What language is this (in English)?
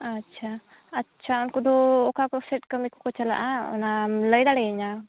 Santali